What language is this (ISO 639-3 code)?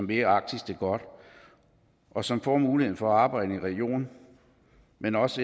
dan